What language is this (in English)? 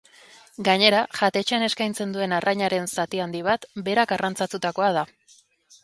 Basque